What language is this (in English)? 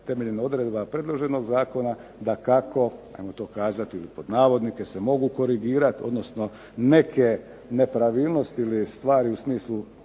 Croatian